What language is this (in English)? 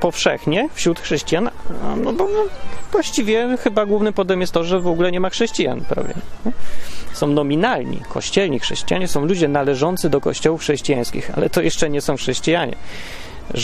Polish